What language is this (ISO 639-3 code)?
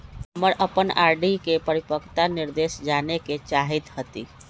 mag